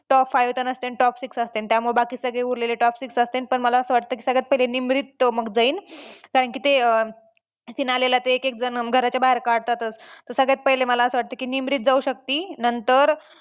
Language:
Marathi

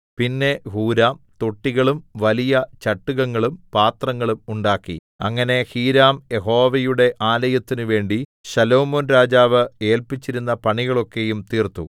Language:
Malayalam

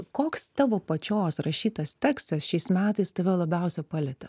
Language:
Lithuanian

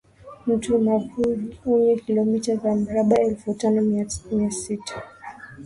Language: Swahili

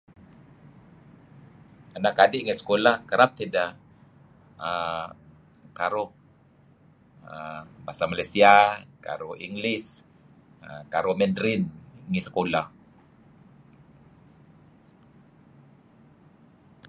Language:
Kelabit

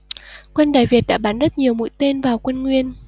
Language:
Vietnamese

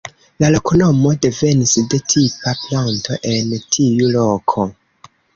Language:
Esperanto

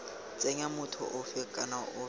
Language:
Tswana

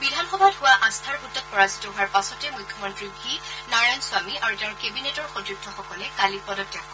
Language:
Assamese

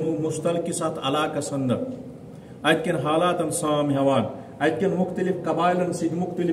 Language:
Turkish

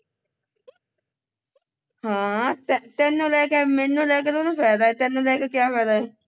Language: Punjabi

